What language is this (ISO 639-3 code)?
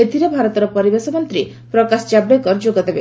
ori